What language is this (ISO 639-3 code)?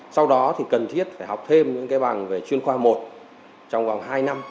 vie